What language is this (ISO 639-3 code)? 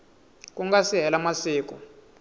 tso